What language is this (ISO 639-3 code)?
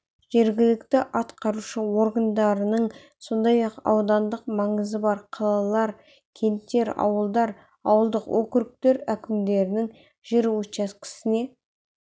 kaz